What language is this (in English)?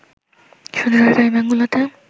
Bangla